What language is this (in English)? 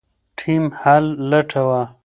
Pashto